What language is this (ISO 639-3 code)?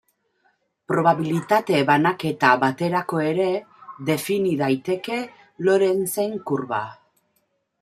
eus